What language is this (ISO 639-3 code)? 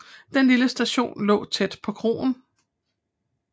dan